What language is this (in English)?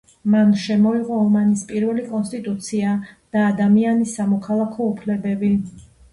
Georgian